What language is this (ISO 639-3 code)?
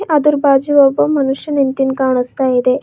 kan